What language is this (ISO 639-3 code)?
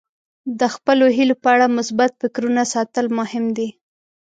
pus